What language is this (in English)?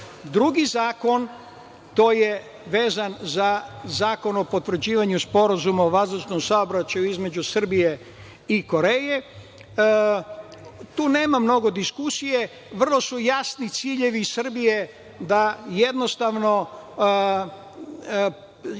Serbian